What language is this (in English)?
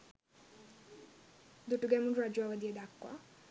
Sinhala